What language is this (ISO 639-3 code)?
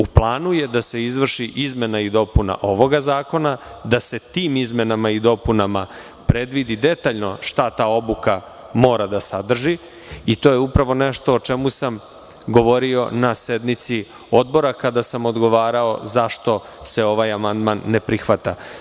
srp